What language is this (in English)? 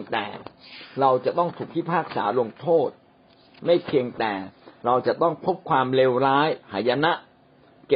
Thai